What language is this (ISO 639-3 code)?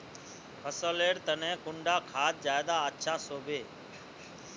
mag